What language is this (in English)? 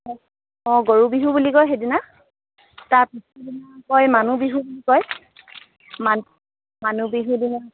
Assamese